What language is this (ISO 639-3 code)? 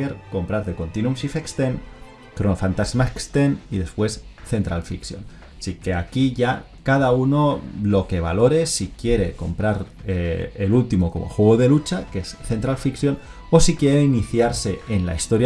spa